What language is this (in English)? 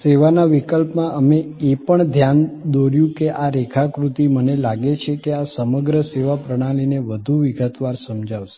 Gujarati